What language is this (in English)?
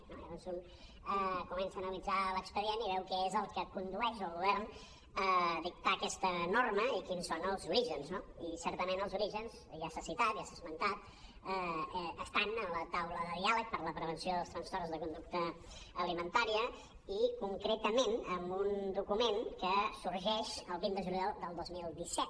Catalan